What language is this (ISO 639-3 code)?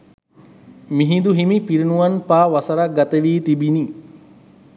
sin